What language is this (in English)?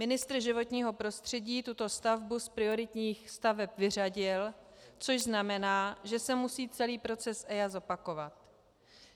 Czech